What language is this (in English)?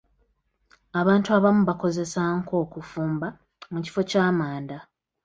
Ganda